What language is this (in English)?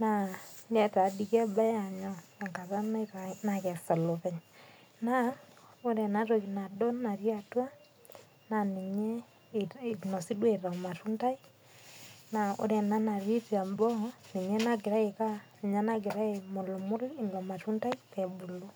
Masai